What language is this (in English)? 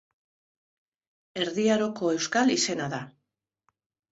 Basque